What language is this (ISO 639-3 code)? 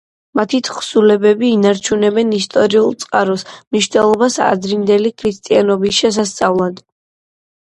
kat